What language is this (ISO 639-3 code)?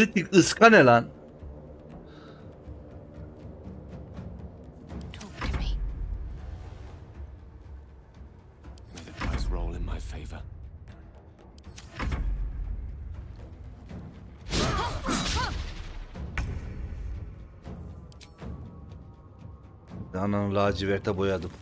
tur